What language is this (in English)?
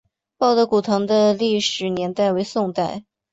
Chinese